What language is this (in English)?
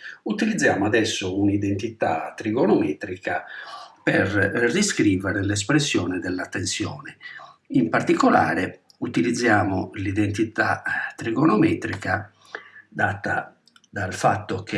Italian